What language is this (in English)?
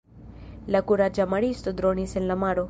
Esperanto